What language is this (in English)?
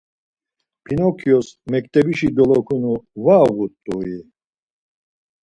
Laz